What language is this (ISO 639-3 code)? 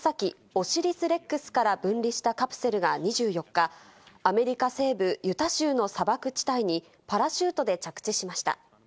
jpn